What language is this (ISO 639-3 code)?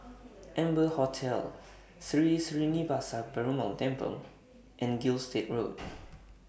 eng